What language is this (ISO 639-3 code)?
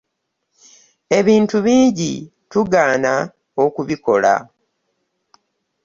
lug